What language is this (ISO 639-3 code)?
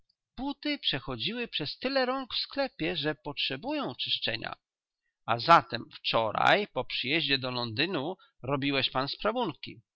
pol